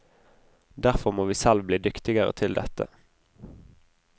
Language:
Norwegian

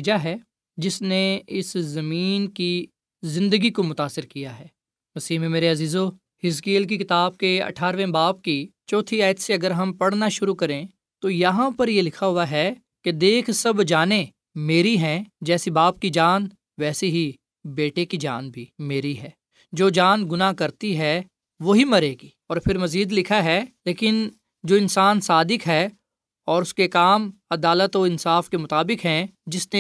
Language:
Urdu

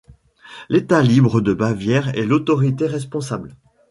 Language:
French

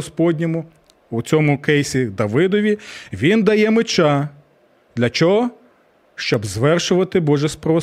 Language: Ukrainian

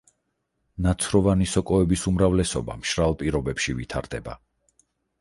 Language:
Georgian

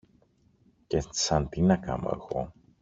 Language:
Greek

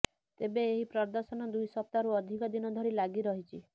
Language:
Odia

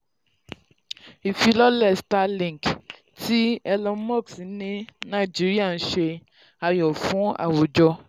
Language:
Yoruba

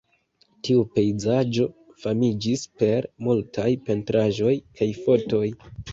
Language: Esperanto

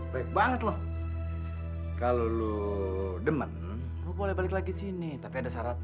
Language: Indonesian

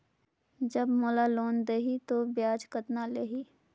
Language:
Chhattisgarhi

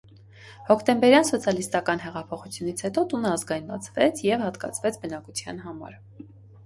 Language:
Armenian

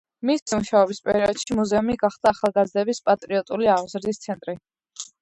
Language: Georgian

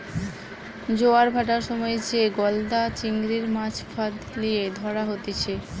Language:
Bangla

